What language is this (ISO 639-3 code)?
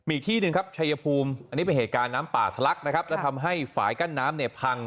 tha